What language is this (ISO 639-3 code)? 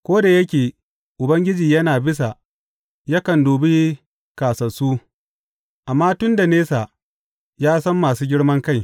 hau